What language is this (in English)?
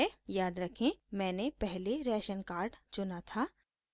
Hindi